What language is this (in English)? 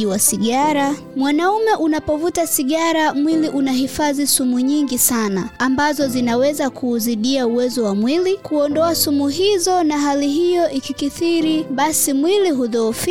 Swahili